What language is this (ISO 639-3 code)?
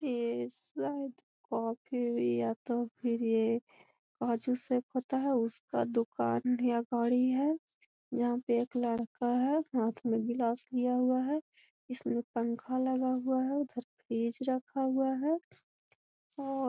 mag